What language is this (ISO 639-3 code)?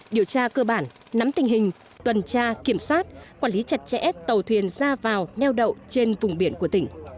vie